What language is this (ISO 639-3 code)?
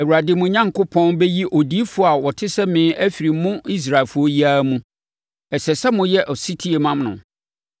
aka